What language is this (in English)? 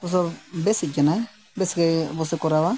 Santali